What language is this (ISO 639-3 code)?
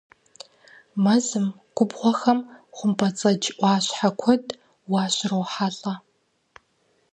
kbd